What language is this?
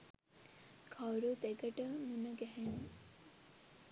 Sinhala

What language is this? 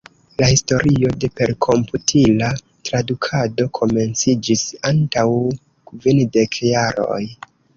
Esperanto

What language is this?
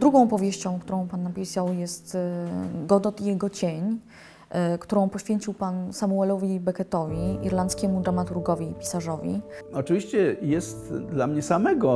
Polish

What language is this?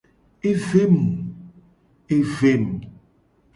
Gen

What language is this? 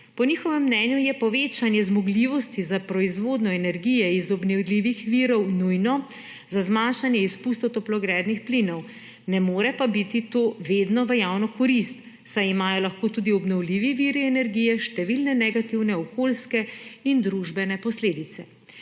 Slovenian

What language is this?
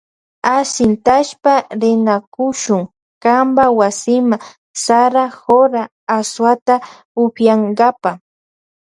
Loja Highland Quichua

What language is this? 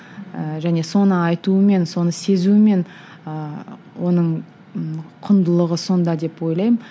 Kazakh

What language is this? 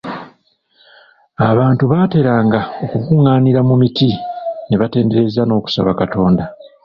Ganda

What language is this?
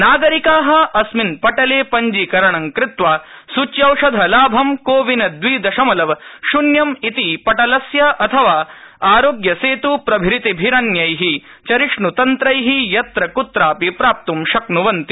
Sanskrit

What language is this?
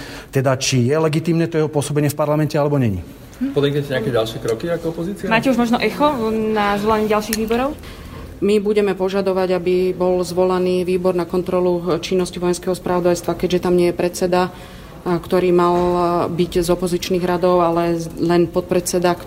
Slovak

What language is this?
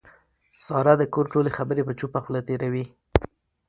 Pashto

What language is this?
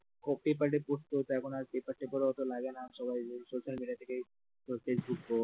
Bangla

